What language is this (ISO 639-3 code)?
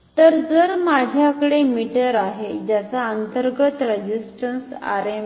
mar